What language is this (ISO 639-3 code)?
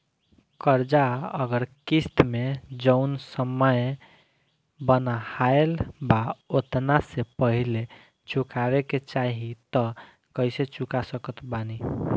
bho